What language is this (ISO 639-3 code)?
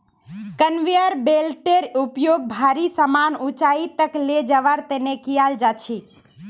mag